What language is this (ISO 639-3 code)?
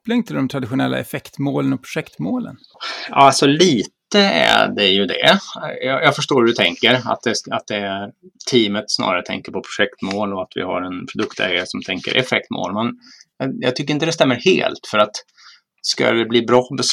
swe